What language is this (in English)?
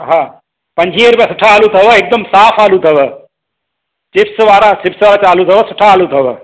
Sindhi